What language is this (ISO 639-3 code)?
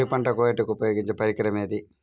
tel